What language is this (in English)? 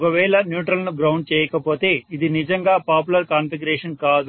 Telugu